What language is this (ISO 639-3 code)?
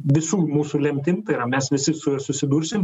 lit